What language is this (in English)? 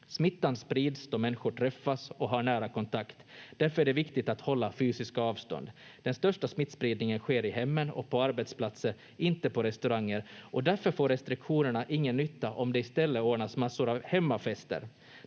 Finnish